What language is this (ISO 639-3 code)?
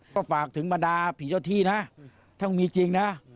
tha